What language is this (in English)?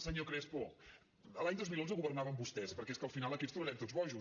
Catalan